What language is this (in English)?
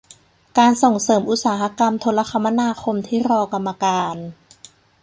Thai